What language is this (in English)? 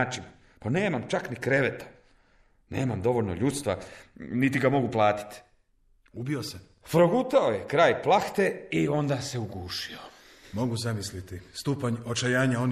Croatian